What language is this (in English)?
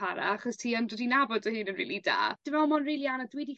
Welsh